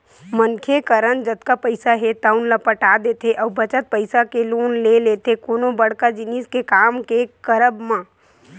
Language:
Chhattisgarhi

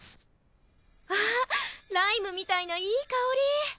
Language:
Japanese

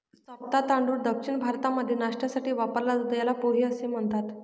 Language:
Marathi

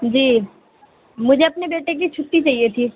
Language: Urdu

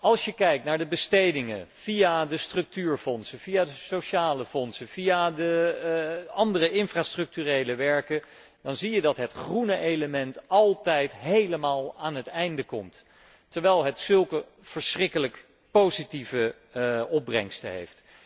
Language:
Dutch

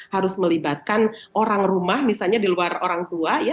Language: Indonesian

